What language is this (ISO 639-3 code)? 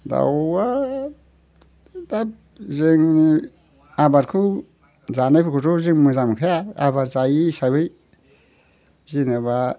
brx